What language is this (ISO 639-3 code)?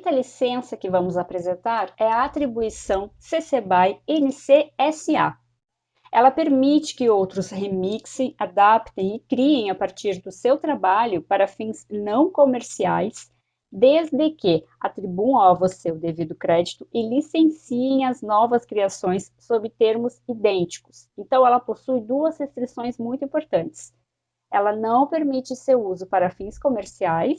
por